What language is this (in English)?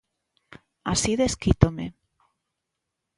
Galician